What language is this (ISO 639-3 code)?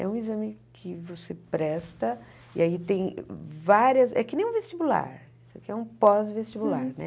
por